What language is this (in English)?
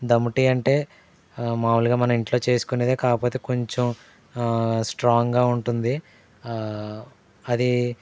Telugu